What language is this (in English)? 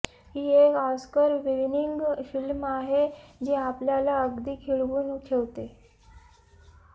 Marathi